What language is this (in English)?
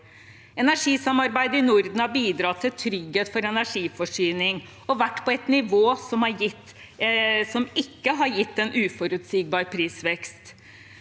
Norwegian